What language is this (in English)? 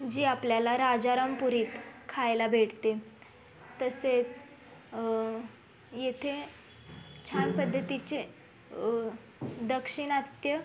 Marathi